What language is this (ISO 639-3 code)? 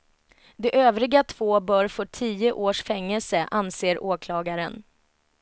swe